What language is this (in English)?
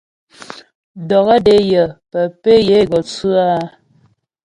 Ghomala